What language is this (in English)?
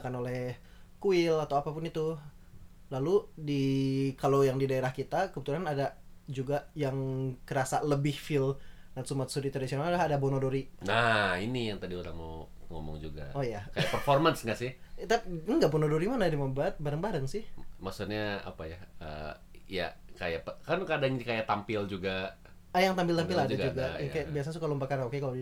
Indonesian